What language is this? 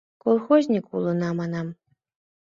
Mari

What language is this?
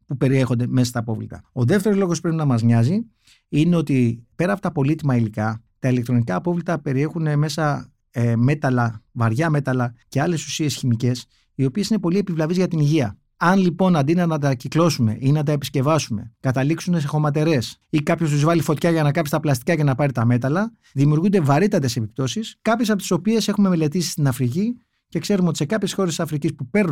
Greek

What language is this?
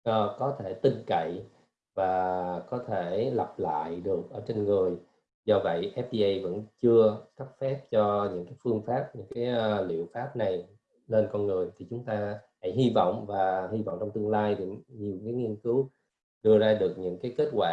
Vietnamese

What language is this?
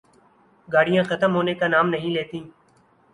Urdu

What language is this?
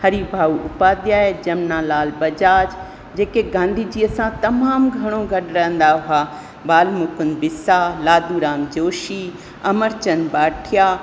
Sindhi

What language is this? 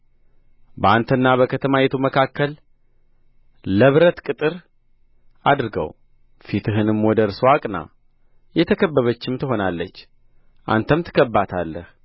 Amharic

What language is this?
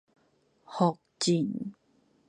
Min Nan Chinese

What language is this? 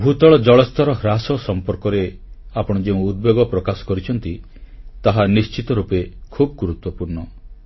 Odia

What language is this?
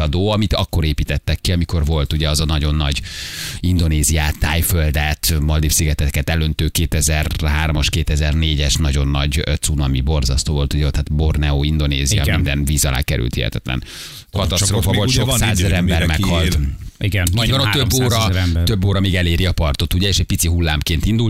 Hungarian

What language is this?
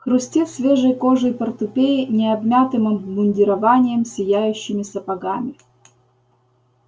Russian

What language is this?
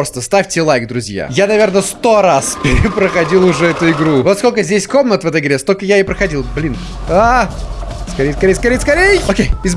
Russian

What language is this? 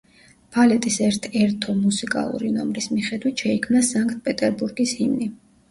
Georgian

